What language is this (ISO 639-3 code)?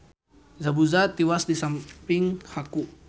sun